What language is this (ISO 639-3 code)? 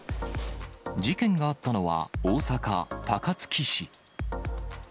jpn